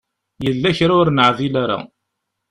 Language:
Kabyle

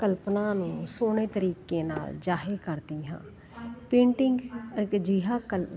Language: Punjabi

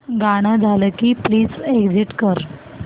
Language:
Marathi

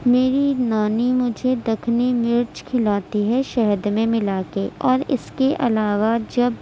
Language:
Urdu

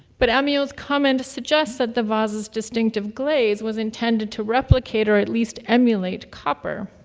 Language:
English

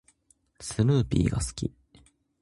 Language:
Japanese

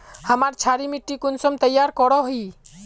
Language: Magahi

